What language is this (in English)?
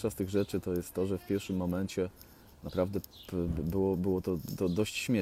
Polish